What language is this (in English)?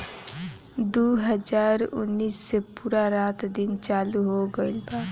Bhojpuri